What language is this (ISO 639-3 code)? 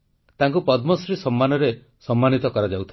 ori